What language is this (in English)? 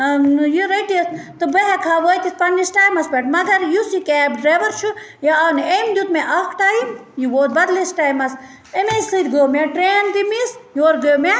Kashmiri